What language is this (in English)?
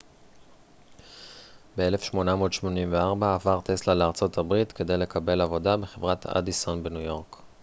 Hebrew